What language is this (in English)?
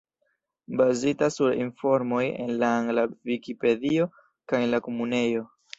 Esperanto